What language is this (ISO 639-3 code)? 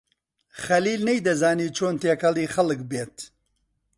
ckb